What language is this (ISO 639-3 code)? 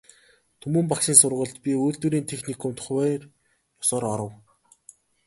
mon